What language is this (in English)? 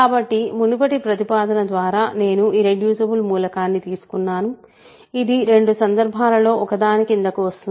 Telugu